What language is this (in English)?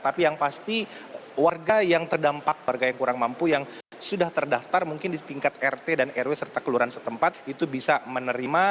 Indonesian